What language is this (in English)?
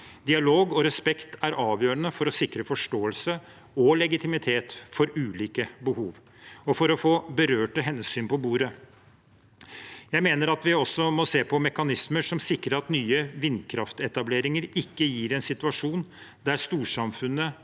Norwegian